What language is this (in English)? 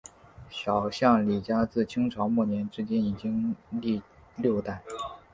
Chinese